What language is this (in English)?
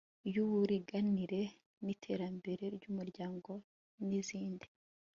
Kinyarwanda